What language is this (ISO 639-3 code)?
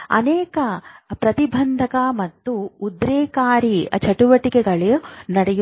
kan